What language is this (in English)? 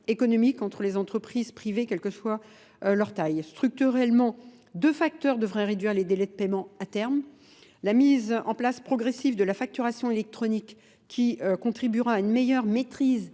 French